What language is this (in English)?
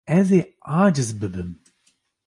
Kurdish